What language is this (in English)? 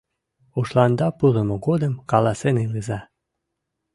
Mari